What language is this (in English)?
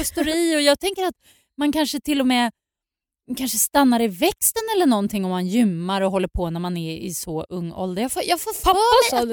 Swedish